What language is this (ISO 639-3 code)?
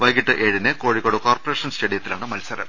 mal